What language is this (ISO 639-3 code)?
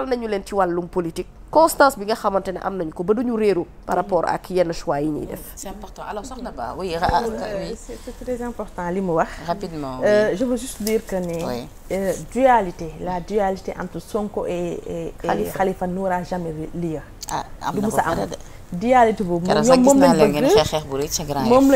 fra